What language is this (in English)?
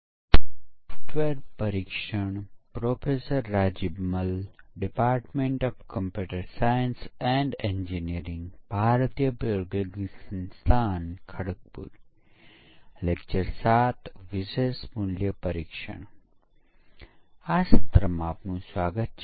Gujarati